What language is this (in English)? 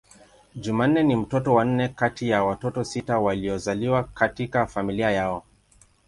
Swahili